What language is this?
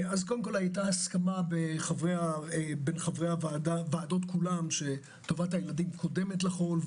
Hebrew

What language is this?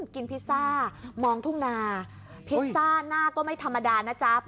Thai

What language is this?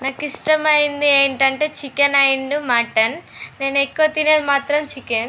Telugu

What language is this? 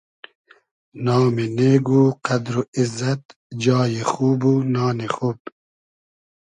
Hazaragi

